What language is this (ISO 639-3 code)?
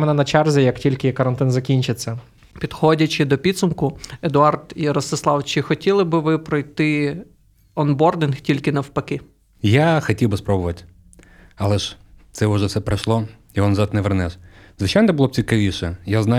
ukr